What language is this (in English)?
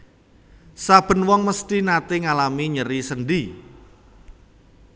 Javanese